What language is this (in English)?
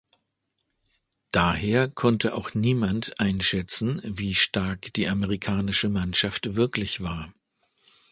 German